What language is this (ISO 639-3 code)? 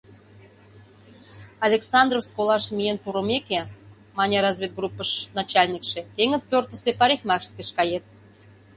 chm